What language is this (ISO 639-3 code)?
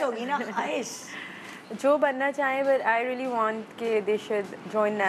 hin